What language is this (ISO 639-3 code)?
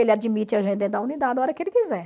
por